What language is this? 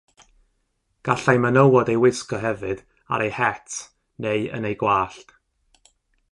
Welsh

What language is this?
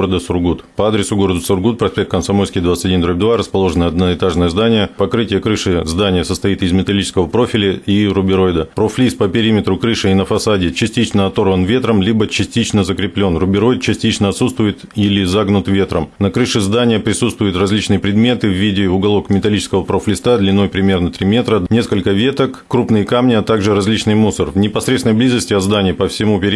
Russian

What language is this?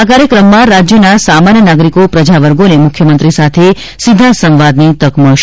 Gujarati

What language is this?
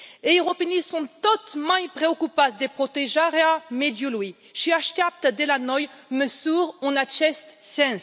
Romanian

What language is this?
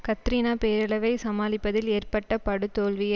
Tamil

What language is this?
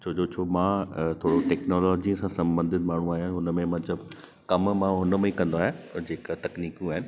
Sindhi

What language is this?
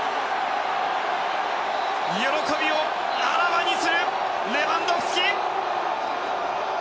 Japanese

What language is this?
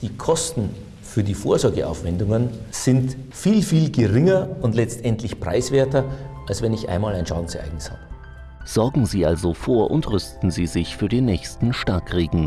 German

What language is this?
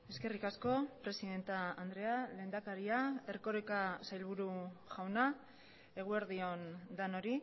Basque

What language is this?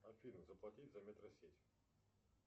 Russian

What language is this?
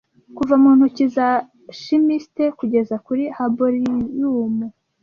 Kinyarwanda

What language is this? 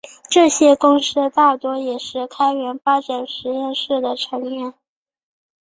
Chinese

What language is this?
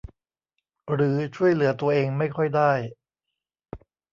Thai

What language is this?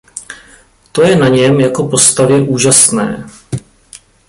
Czech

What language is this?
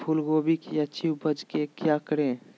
Magahi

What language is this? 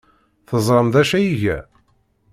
Kabyle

